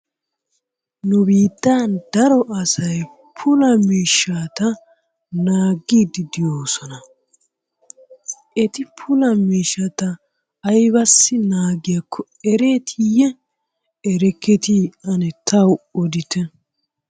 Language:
Wolaytta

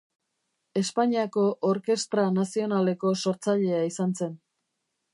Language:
Basque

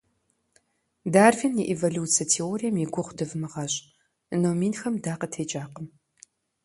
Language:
Kabardian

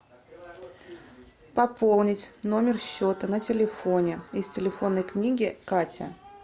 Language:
Russian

